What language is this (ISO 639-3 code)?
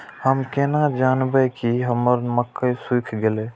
mai